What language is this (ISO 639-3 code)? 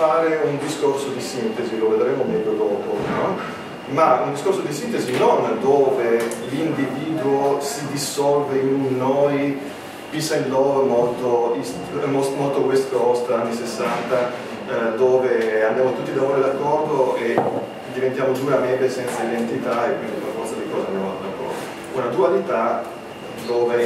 ita